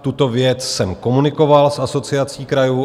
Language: Czech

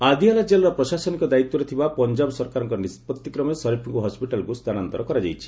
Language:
Odia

